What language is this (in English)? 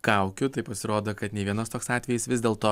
Lithuanian